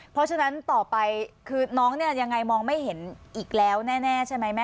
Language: Thai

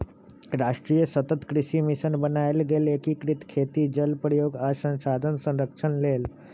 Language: Magahi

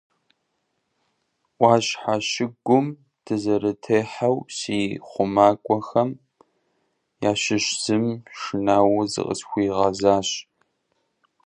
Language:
Kabardian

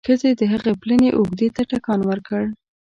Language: Pashto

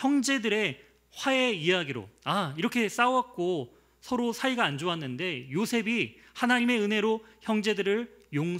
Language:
Korean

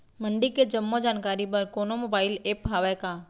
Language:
Chhattisgarhi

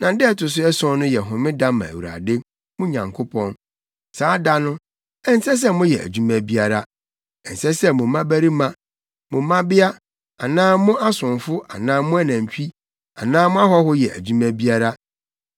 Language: Akan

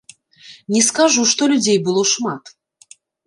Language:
Belarusian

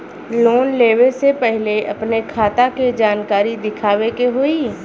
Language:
Bhojpuri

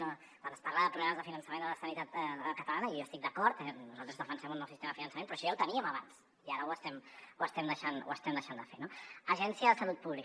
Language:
Catalan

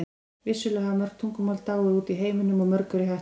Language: Icelandic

